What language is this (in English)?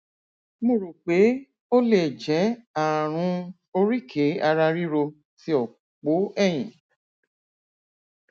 Yoruba